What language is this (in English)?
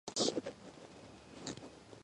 Georgian